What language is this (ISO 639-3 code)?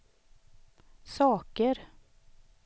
swe